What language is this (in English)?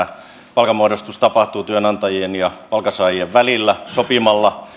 Finnish